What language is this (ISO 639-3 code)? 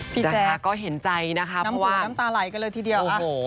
tha